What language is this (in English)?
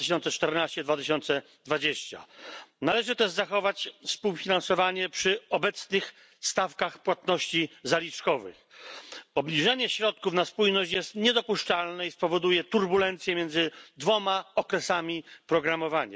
Polish